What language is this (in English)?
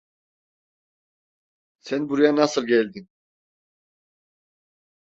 Turkish